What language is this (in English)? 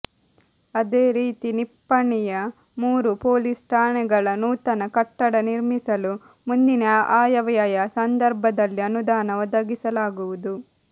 Kannada